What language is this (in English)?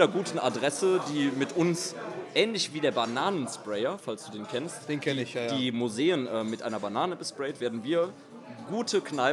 German